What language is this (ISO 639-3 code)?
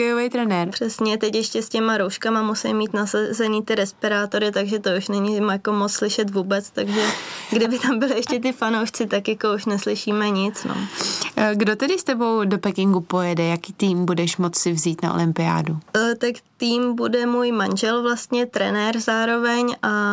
ces